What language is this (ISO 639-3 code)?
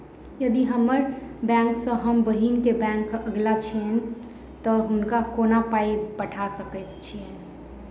mai